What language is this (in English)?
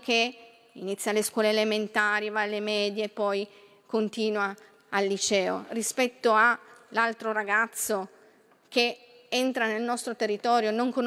Italian